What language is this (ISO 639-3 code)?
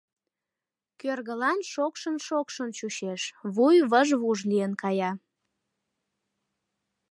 chm